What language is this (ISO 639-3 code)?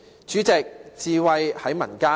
yue